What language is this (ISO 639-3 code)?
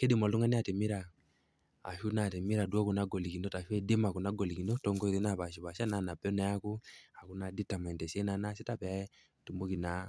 mas